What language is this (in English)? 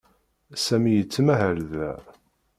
Kabyle